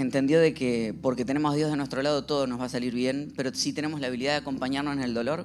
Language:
Spanish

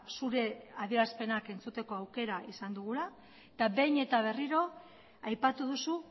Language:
Basque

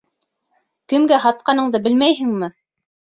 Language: Bashkir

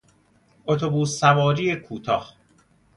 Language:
Persian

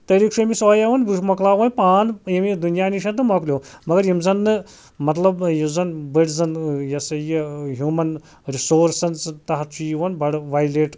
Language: Kashmiri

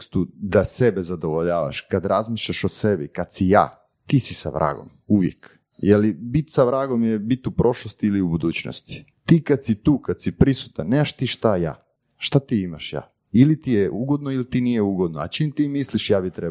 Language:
Croatian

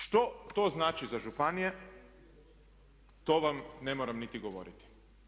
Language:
Croatian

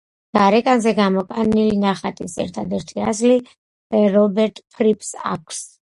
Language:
Georgian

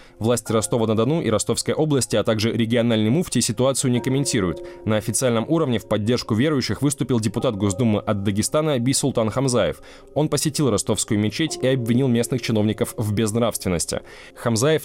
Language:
Russian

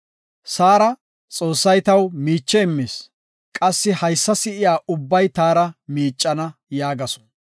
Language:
Gofa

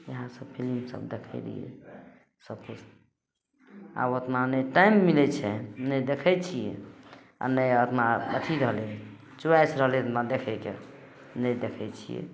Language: Maithili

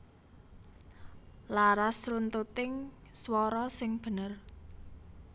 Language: Javanese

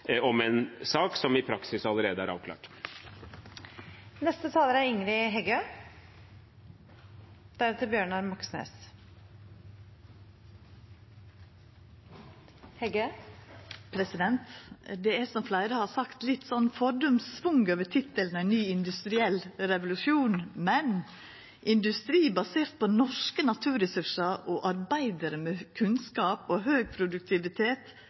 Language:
Norwegian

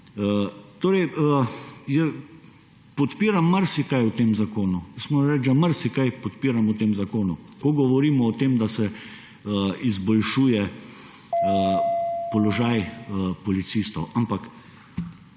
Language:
Slovenian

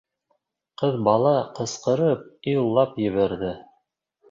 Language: Bashkir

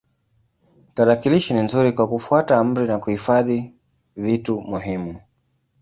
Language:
Swahili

